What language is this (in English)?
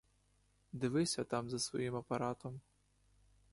Ukrainian